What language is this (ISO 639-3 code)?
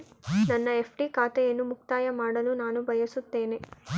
kan